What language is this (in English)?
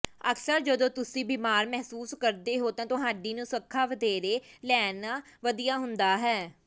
Punjabi